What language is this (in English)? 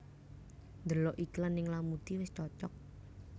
Javanese